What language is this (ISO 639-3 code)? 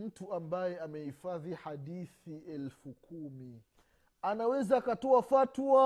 swa